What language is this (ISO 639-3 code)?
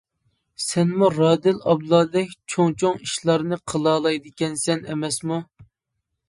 uig